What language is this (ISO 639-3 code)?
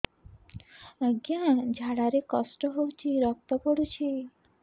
ori